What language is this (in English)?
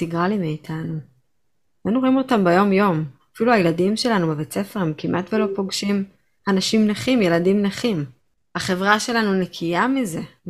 Hebrew